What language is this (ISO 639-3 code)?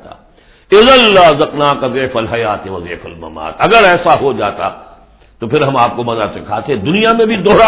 urd